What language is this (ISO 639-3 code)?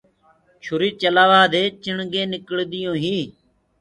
ggg